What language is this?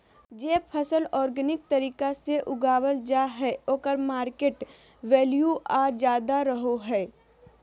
Magahi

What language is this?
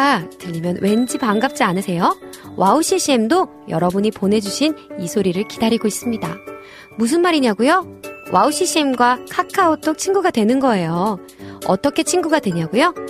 Korean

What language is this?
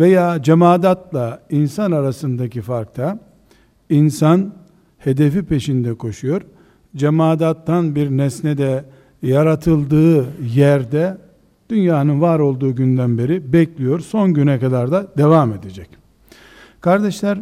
Turkish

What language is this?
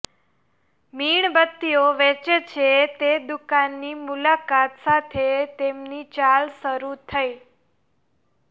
Gujarati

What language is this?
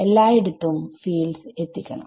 Malayalam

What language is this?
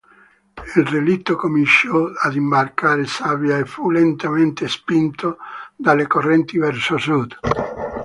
Italian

